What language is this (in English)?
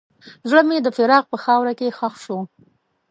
Pashto